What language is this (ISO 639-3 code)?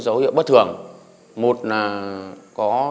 vie